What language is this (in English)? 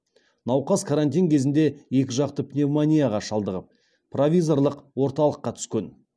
Kazakh